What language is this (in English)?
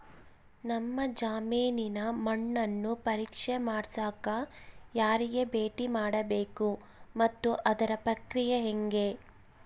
Kannada